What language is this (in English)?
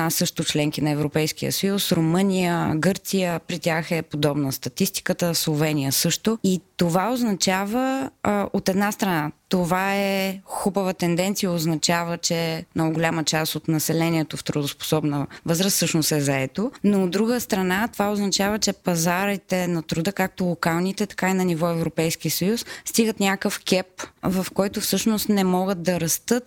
Bulgarian